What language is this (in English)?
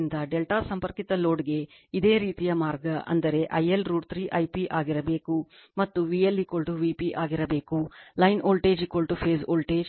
Kannada